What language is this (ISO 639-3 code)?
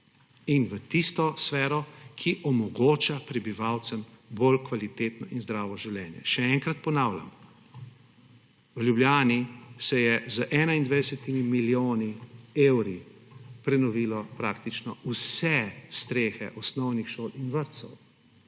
slv